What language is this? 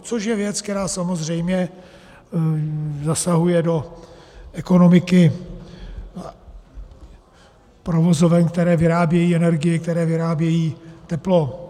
Czech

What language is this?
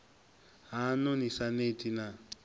Venda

